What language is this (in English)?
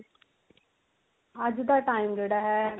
Punjabi